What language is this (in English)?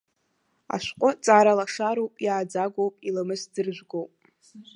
Abkhazian